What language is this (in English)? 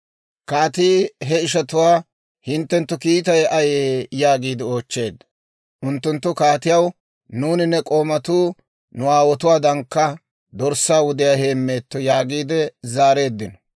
Dawro